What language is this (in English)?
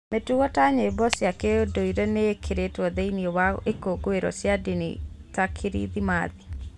Kikuyu